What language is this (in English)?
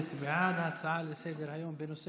Hebrew